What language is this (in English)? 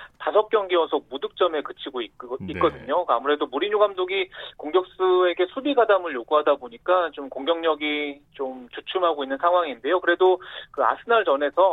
Korean